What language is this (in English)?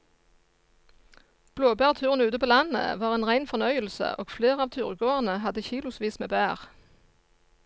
Norwegian